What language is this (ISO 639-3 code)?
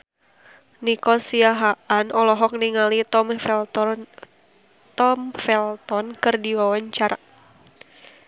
sun